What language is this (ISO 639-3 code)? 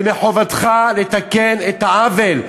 heb